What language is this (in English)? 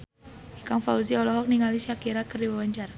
Sundanese